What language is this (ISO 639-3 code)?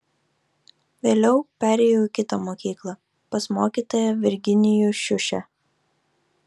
lit